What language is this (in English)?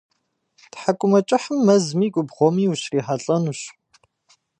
Kabardian